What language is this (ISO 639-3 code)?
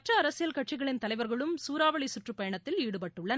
tam